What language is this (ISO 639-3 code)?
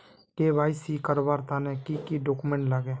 mag